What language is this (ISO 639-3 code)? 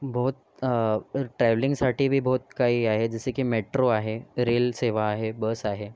mar